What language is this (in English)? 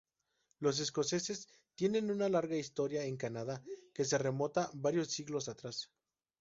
Spanish